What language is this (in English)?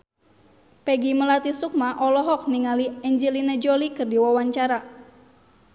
Sundanese